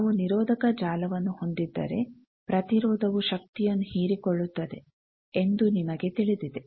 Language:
Kannada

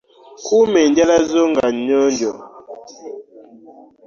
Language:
Ganda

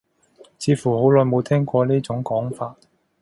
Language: Cantonese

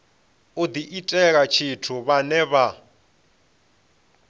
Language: Venda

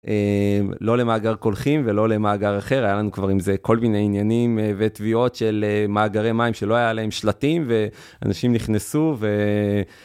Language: Hebrew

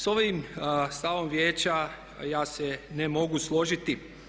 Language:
Croatian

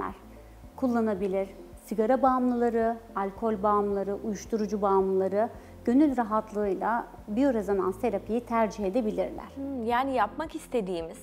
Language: Turkish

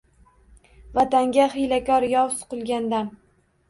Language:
Uzbek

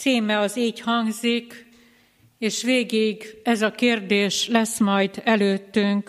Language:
Hungarian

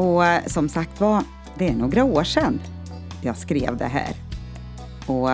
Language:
Swedish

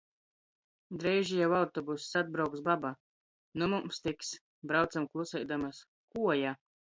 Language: Latgalian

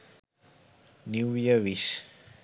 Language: Sinhala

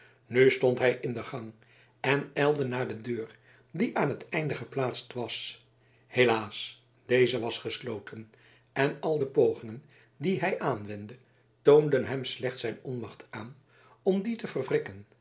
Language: Dutch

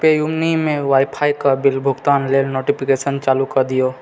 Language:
Maithili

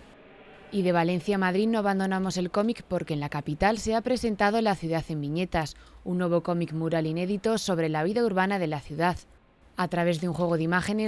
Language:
Spanish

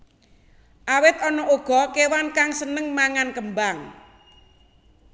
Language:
Javanese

